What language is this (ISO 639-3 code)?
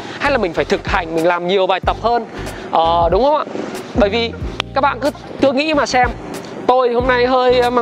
vie